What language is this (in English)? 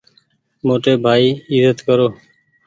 Goaria